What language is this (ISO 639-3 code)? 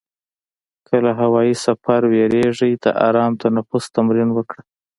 pus